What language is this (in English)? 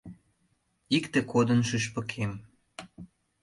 Mari